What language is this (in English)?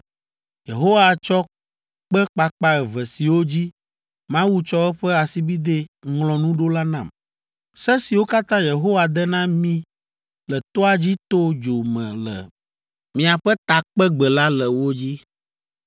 Ewe